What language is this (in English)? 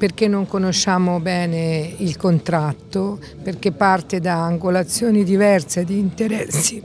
Italian